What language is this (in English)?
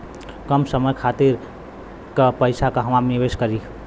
Bhojpuri